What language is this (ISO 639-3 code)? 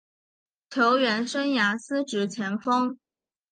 zho